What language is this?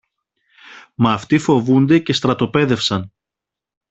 Greek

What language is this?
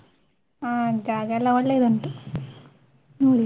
Kannada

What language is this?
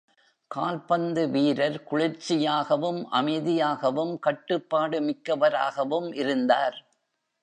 Tamil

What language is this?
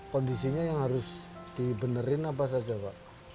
Indonesian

